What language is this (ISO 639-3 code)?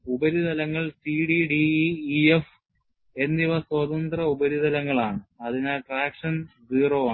mal